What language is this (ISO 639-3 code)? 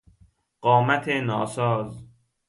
fas